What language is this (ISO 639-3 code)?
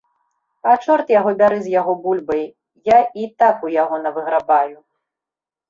bel